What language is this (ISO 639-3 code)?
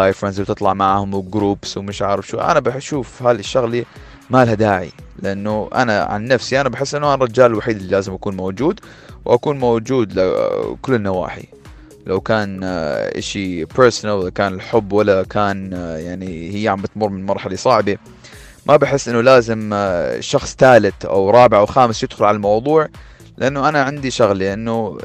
ara